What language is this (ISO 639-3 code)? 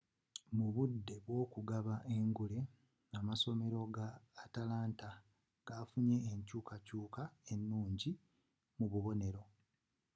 lug